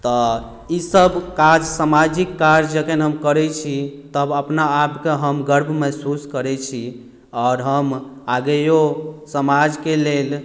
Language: Maithili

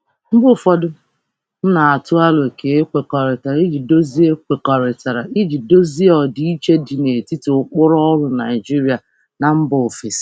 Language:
Igbo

